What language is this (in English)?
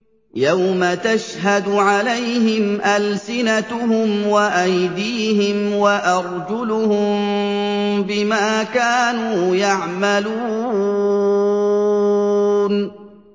Arabic